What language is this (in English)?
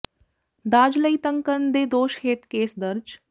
Punjabi